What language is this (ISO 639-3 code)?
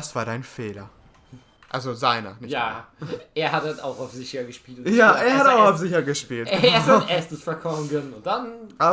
deu